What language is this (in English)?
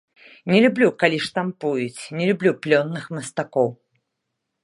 Belarusian